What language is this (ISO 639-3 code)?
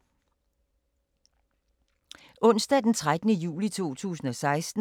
dan